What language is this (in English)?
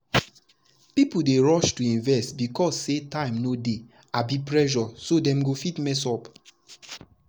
Nigerian Pidgin